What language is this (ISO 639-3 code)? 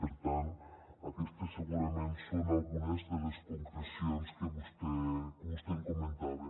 cat